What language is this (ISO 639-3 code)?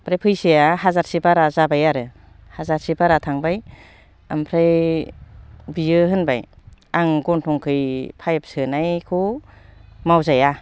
brx